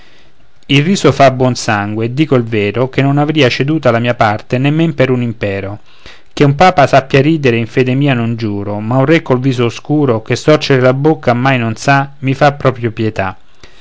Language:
Italian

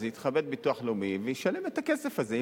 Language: Hebrew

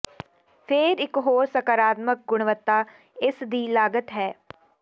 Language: Punjabi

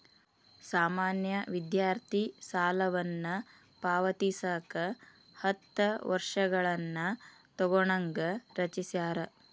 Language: Kannada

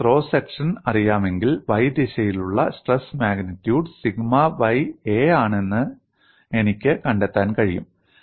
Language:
Malayalam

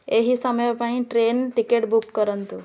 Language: Odia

